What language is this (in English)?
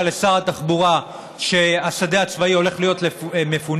Hebrew